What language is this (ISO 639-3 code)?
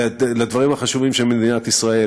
heb